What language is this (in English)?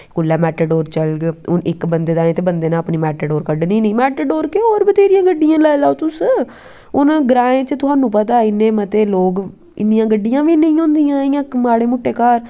Dogri